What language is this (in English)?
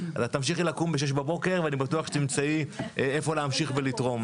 Hebrew